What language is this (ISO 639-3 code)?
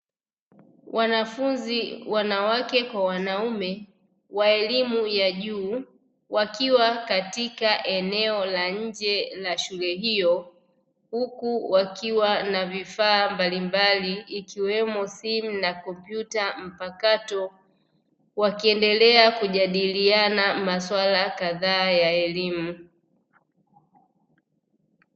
swa